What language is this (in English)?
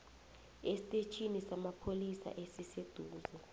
South Ndebele